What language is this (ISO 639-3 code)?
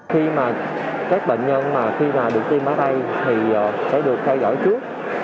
vie